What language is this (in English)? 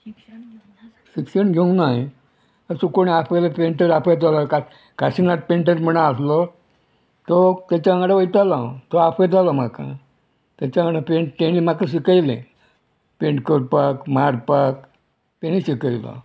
Konkani